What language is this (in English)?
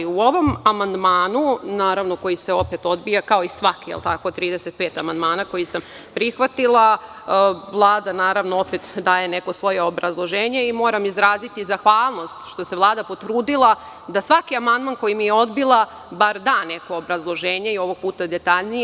Serbian